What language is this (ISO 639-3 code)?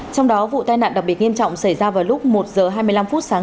vie